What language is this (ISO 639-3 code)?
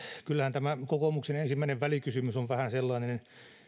fin